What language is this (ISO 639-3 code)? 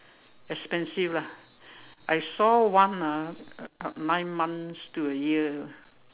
eng